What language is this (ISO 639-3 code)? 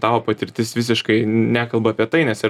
lit